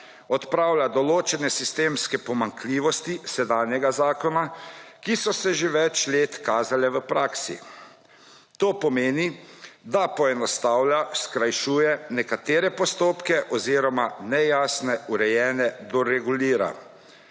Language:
Slovenian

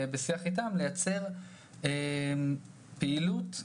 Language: Hebrew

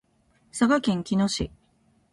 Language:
Japanese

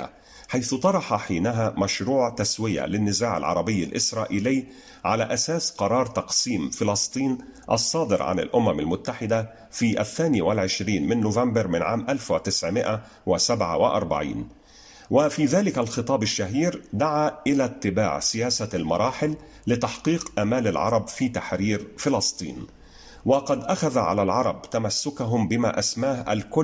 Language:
Arabic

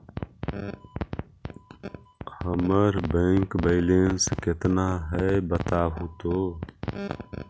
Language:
Magahi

